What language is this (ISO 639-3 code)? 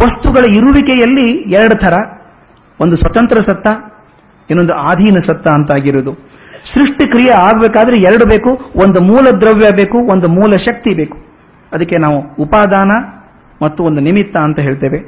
kan